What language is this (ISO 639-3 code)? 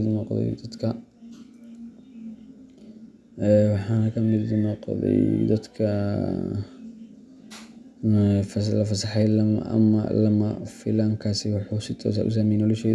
som